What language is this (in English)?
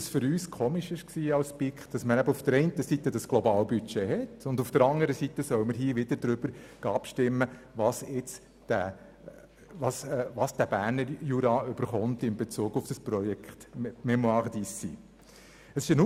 Swiss German